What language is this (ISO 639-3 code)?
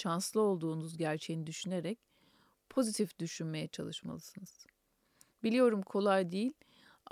tur